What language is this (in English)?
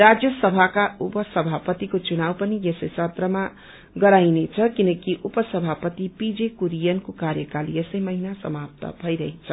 Nepali